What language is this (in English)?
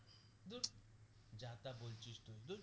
Bangla